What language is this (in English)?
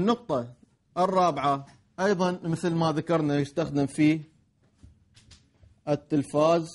Arabic